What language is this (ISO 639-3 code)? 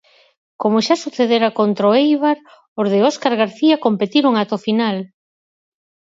glg